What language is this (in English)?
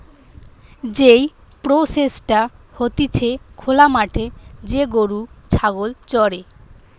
Bangla